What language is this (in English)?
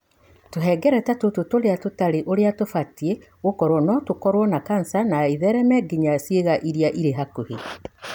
Kikuyu